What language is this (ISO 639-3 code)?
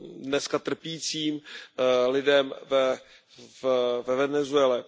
ces